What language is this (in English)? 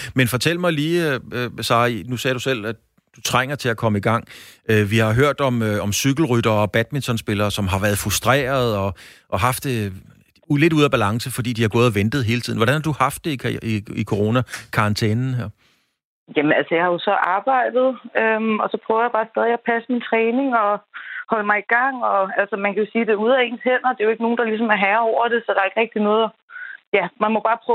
Danish